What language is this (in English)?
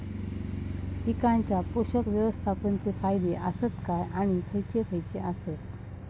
Marathi